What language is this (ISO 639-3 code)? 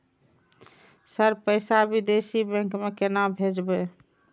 mai